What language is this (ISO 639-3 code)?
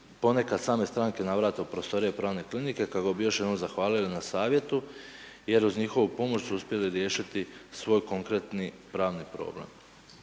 hrv